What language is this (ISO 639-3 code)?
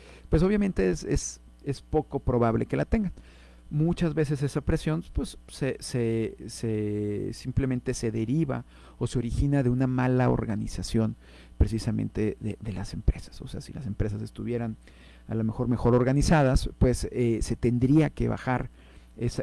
spa